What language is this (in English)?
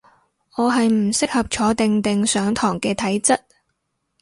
Cantonese